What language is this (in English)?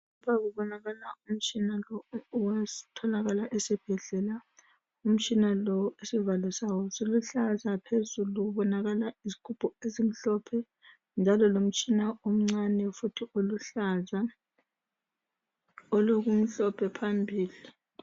North Ndebele